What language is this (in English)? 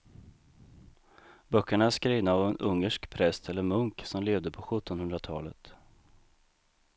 Swedish